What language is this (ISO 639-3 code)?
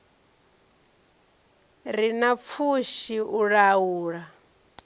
ven